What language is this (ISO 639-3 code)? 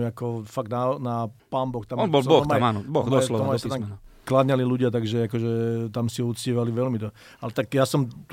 slk